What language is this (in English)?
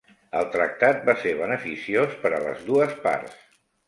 Catalan